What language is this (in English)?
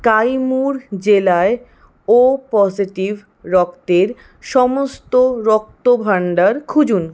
Bangla